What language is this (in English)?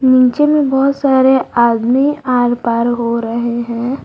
Hindi